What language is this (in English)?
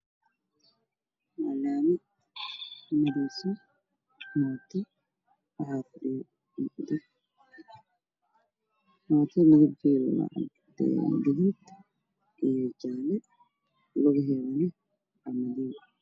Somali